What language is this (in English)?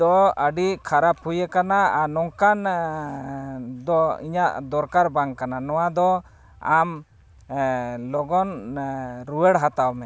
Santali